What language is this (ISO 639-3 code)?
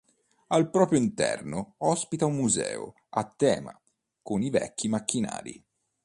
ita